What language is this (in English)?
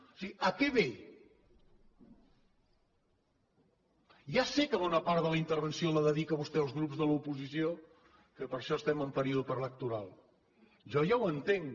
Catalan